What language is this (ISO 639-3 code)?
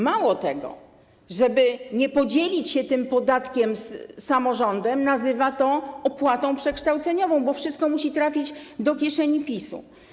pol